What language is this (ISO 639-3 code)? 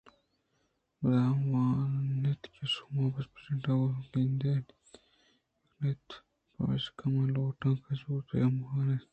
bgp